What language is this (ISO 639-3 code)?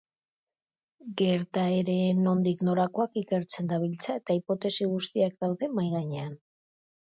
eus